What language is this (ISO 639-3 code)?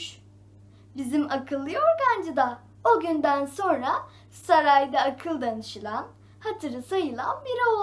tur